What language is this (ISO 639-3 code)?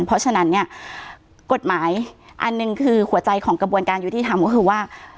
tha